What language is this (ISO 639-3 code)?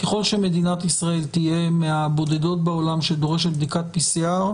heb